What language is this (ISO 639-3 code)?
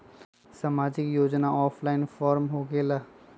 mag